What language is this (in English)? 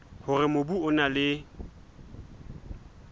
Southern Sotho